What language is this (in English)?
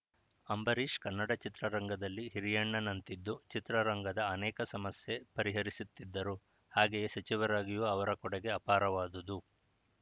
Kannada